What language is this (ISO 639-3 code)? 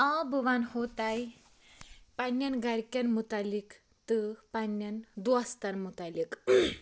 kas